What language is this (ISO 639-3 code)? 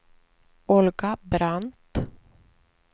swe